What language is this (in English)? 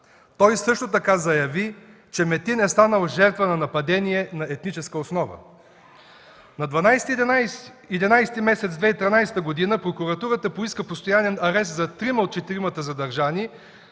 Bulgarian